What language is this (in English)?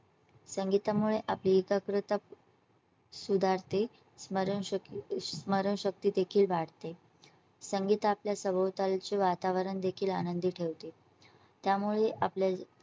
Marathi